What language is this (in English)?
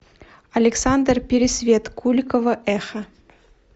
Russian